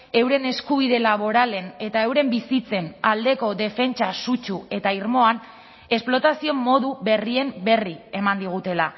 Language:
Basque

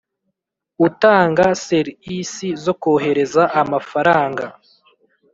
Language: Kinyarwanda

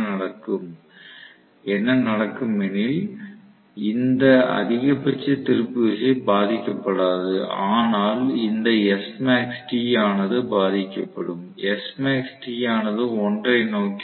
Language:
Tamil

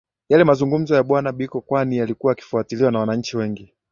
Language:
Swahili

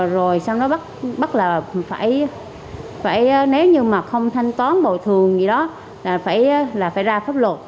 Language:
Vietnamese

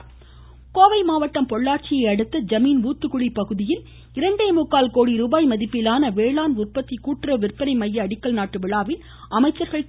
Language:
Tamil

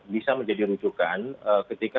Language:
Indonesian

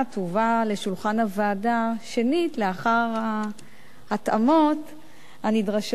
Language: Hebrew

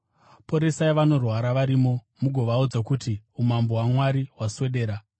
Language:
Shona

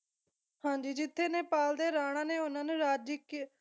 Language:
Punjabi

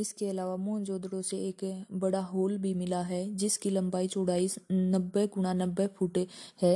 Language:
Hindi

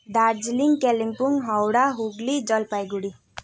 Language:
Nepali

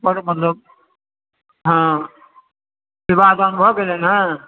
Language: Maithili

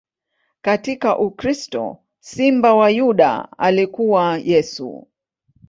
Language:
Swahili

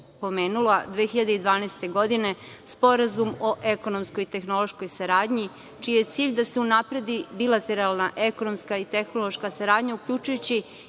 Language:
Serbian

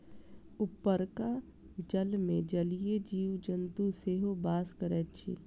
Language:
Maithili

